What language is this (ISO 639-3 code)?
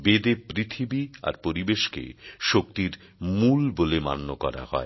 ben